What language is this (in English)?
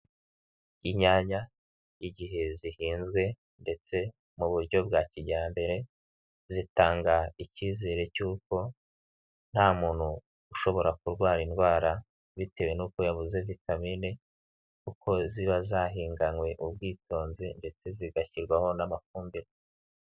Kinyarwanda